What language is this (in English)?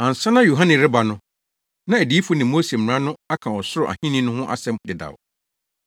Akan